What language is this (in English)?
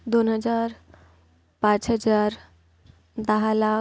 Marathi